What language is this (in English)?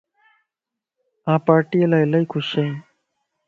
Lasi